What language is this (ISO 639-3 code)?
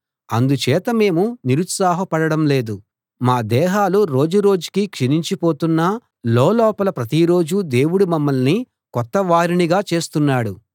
tel